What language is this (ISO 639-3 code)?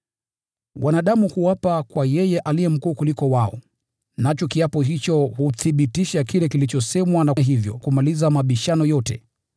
swa